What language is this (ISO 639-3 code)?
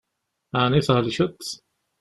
kab